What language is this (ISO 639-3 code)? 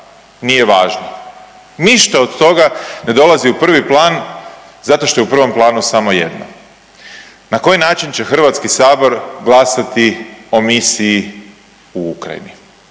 hrv